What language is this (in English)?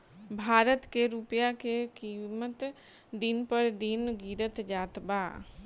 Bhojpuri